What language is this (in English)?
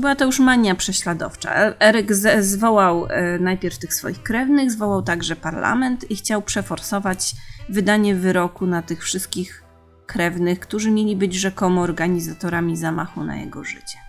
Polish